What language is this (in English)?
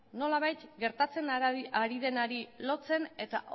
Basque